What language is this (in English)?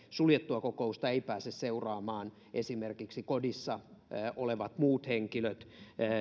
Finnish